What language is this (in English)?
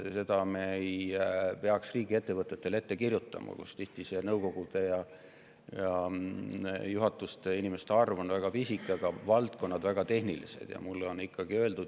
Estonian